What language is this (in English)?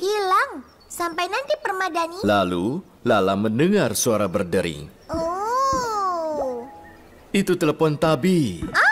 Indonesian